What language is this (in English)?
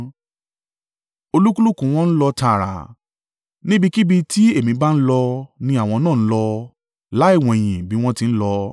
Yoruba